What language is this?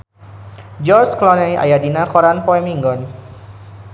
Sundanese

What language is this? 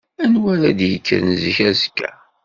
Kabyle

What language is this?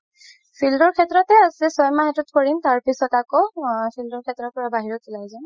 Assamese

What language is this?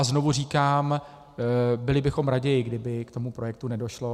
Czech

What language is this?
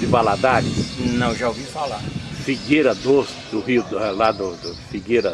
Portuguese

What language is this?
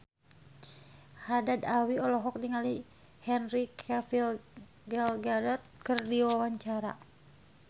Sundanese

